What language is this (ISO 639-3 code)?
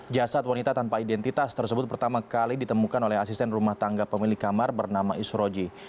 ind